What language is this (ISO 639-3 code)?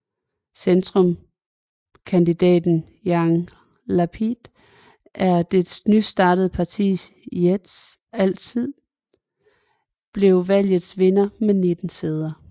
dan